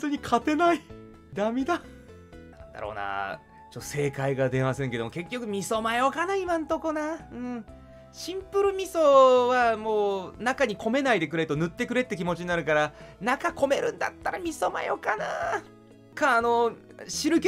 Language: Japanese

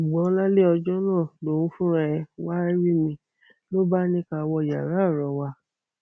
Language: Yoruba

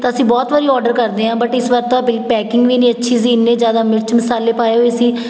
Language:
Punjabi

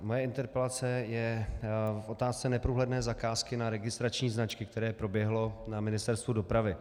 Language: Czech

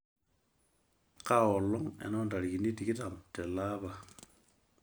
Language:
Masai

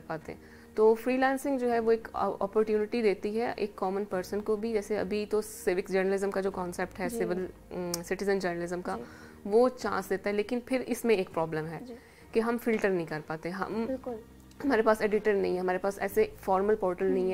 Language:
Hindi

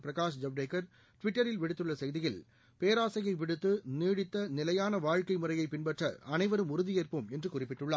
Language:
Tamil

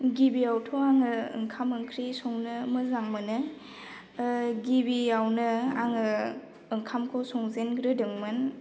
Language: Bodo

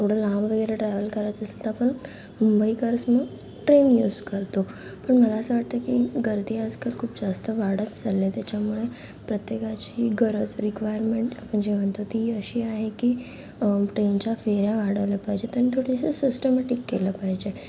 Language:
Marathi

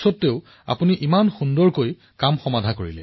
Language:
Assamese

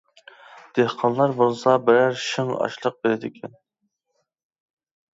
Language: Uyghur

